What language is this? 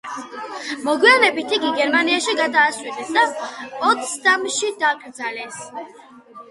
Georgian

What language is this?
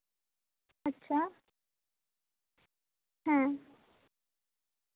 Santali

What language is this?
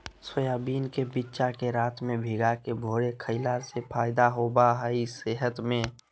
Magahi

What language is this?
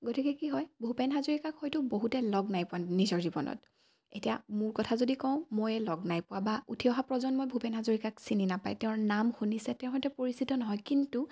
Assamese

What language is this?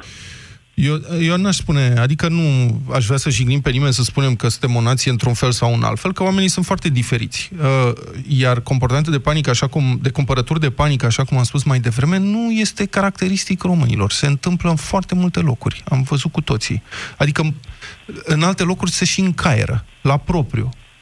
Romanian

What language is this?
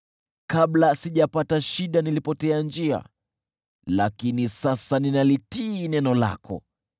Swahili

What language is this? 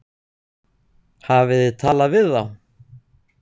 Icelandic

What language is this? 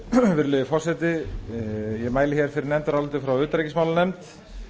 Icelandic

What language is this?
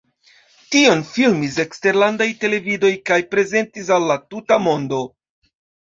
Esperanto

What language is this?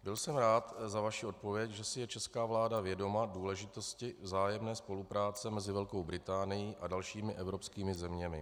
Czech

